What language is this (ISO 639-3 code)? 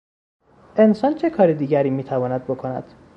fas